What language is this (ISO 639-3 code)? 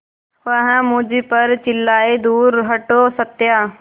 hin